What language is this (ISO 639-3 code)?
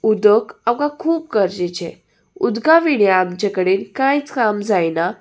kok